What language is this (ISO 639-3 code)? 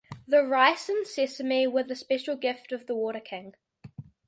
eng